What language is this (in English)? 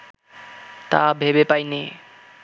Bangla